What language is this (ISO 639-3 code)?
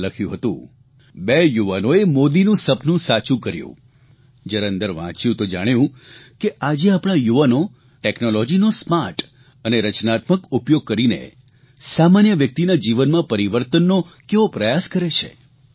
guj